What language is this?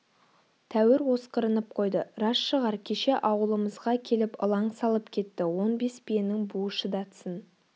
Kazakh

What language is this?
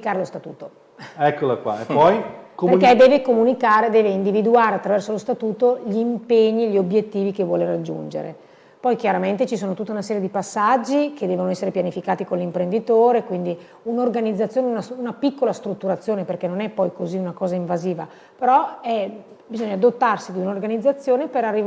Italian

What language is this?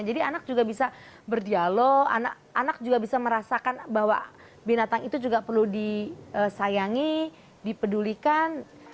Indonesian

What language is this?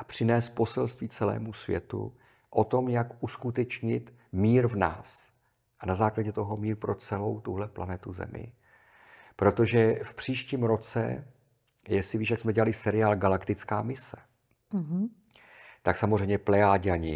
Czech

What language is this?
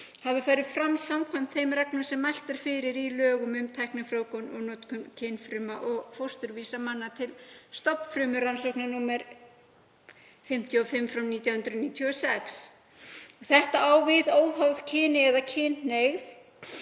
Icelandic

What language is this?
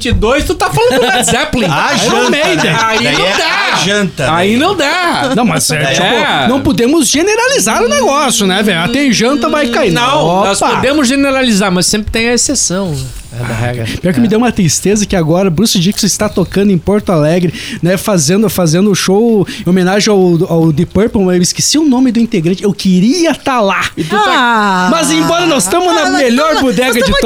Portuguese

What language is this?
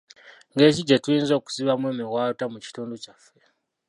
Ganda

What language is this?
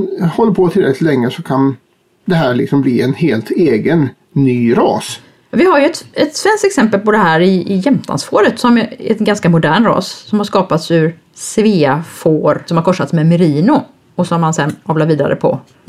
Swedish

